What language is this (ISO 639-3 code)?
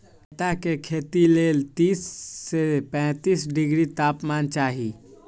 mag